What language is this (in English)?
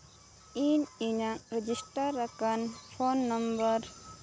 Santali